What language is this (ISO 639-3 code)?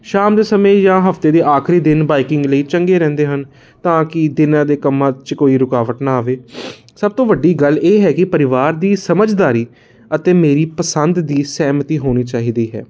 pan